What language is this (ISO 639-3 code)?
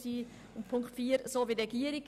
gsw